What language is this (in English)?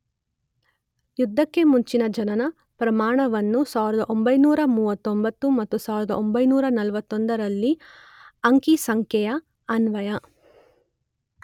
Kannada